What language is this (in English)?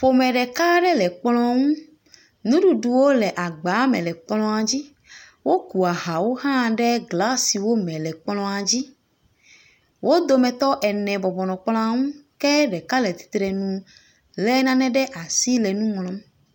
Ewe